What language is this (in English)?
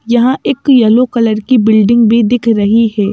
Hindi